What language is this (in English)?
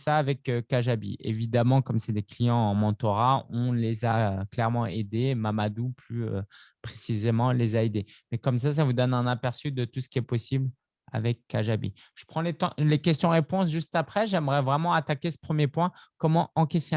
French